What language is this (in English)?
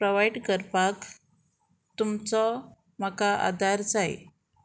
Konkani